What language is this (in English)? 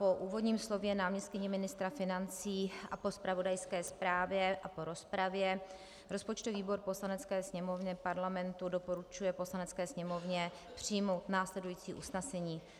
Czech